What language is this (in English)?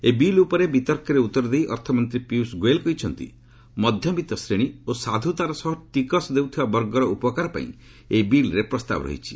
Odia